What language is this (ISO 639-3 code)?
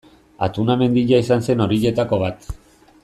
eus